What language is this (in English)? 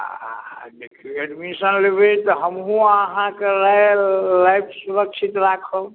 Maithili